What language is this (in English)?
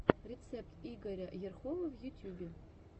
Russian